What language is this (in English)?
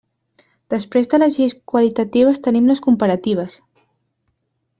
Catalan